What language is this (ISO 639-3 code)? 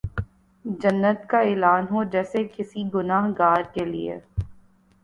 urd